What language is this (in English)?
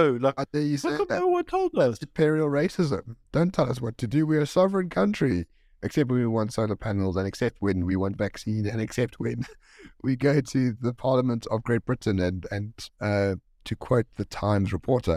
English